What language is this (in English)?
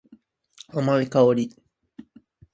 Japanese